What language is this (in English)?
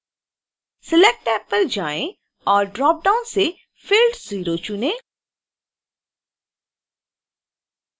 Hindi